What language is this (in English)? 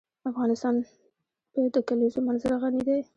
Pashto